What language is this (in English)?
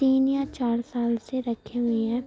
Urdu